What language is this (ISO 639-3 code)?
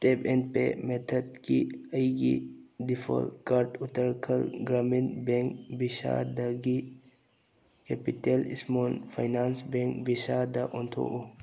mni